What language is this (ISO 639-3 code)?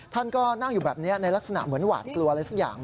tha